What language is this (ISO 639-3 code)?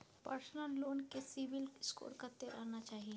mai